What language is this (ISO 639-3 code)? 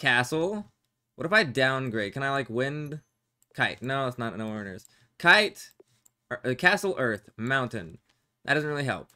eng